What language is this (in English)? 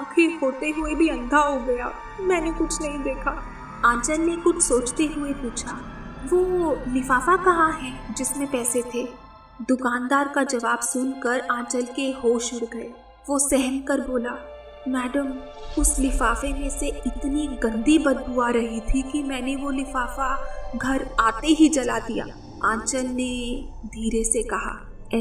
Hindi